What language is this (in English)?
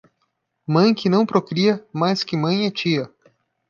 Portuguese